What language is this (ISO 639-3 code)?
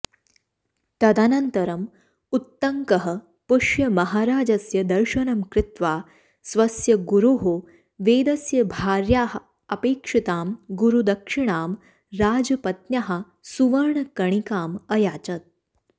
san